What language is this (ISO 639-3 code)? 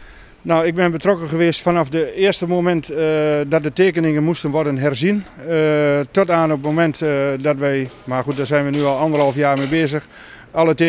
nld